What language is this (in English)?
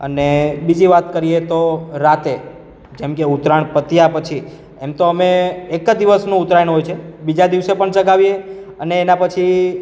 Gujarati